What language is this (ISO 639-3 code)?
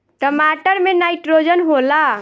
bho